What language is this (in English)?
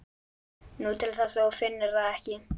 Icelandic